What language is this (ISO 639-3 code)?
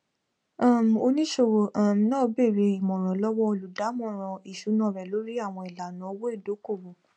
yor